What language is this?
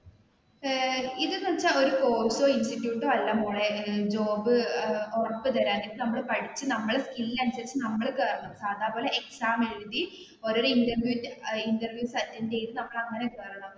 Malayalam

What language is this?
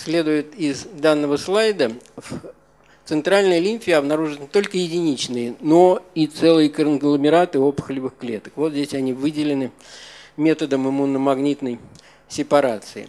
Russian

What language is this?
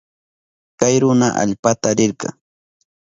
Southern Pastaza Quechua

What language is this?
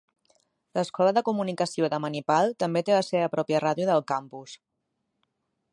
Catalan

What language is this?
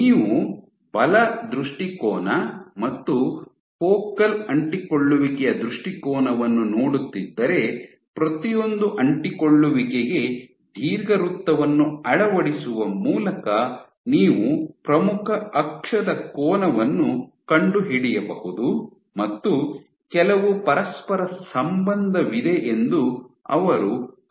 Kannada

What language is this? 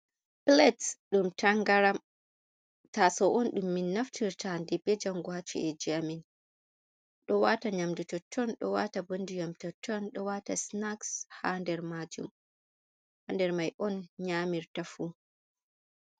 Fula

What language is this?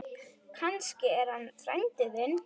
Icelandic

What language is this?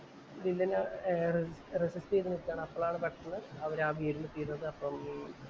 Malayalam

